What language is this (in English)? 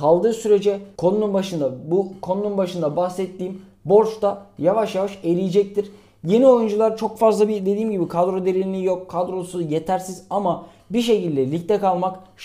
Turkish